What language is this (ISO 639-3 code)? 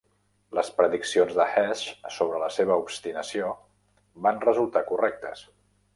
cat